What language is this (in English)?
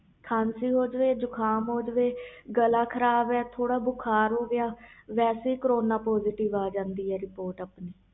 Punjabi